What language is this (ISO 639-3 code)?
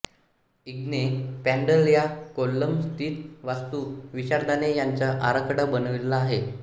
mar